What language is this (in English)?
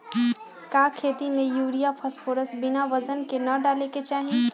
Magahi